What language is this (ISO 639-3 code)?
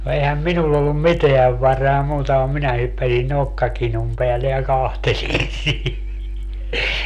fin